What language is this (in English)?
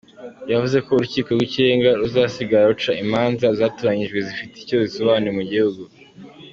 Kinyarwanda